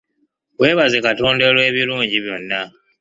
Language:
Ganda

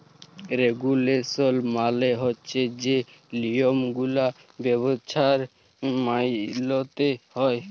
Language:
Bangla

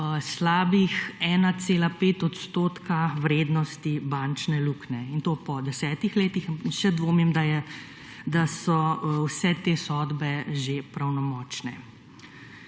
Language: Slovenian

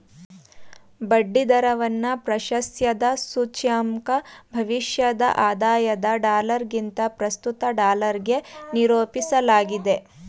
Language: Kannada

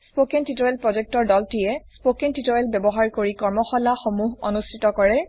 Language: Assamese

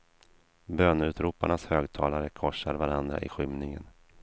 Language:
Swedish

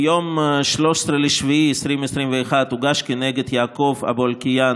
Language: Hebrew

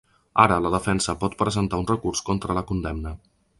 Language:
Catalan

